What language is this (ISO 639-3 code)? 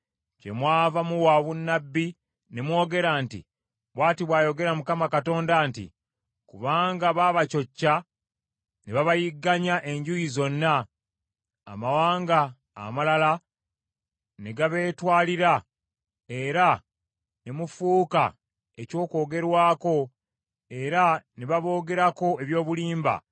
lug